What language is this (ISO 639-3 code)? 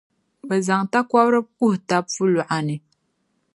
dag